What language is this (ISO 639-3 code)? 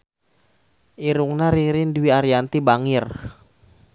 sun